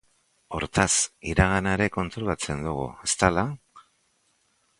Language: Basque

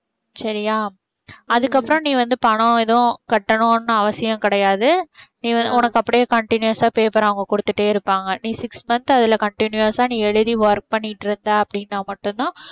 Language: Tamil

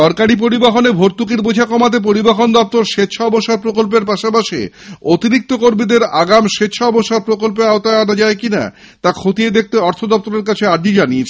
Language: Bangla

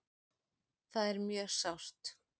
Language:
Icelandic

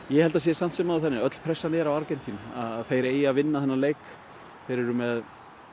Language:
Icelandic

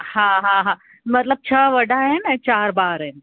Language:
Sindhi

